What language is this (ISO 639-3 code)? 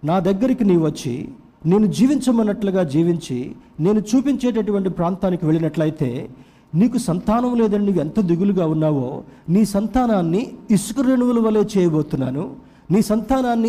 tel